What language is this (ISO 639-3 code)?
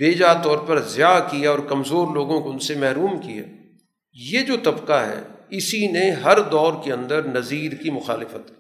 urd